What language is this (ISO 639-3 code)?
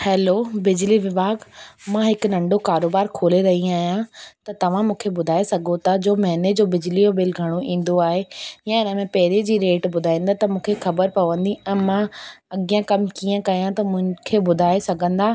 snd